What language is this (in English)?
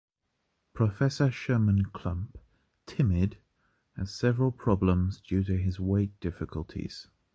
English